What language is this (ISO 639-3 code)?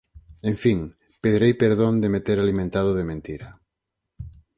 glg